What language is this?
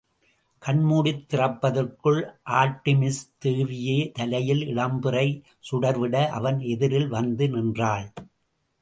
Tamil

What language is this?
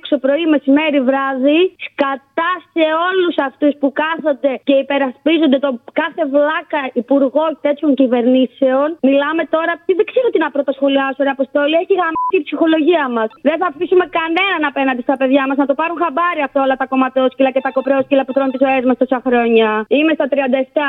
Greek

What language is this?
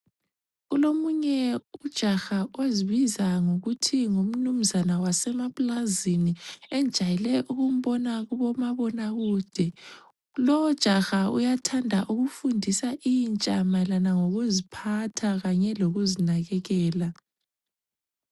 North Ndebele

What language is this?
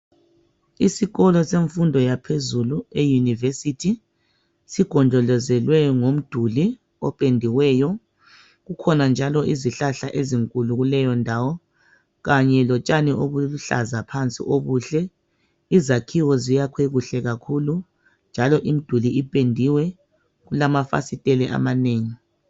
North Ndebele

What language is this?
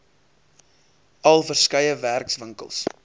Afrikaans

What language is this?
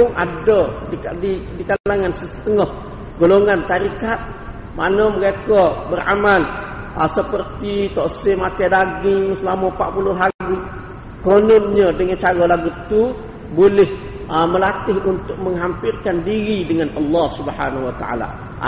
Malay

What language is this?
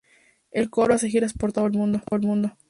Spanish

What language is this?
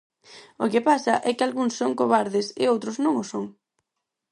Galician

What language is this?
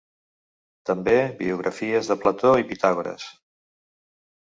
Catalan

